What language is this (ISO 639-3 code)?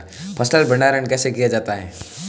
hin